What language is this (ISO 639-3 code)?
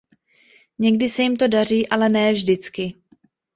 ces